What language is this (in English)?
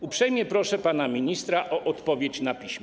Polish